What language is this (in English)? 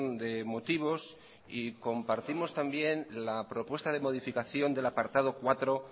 Spanish